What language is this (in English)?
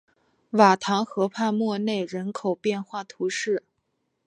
Chinese